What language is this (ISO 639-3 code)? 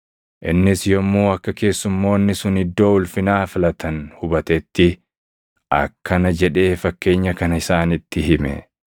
orm